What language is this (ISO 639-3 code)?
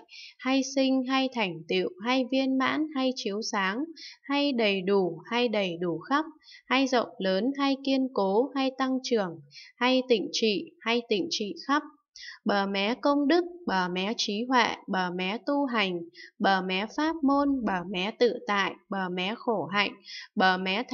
vie